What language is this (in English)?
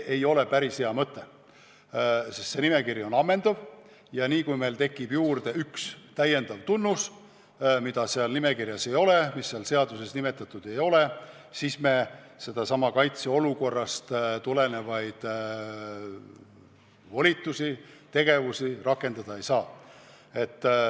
Estonian